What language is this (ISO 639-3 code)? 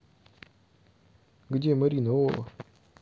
rus